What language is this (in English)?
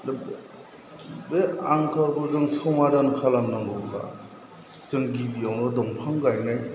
Bodo